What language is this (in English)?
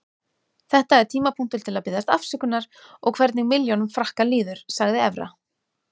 Icelandic